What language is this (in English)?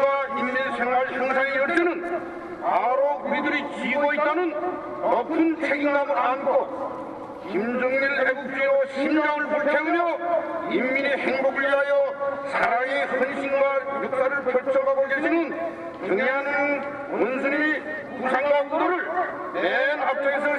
Korean